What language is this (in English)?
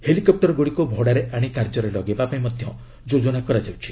Odia